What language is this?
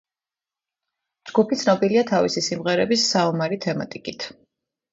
Georgian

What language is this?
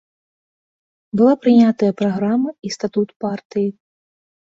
Belarusian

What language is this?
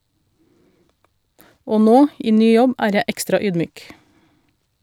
Norwegian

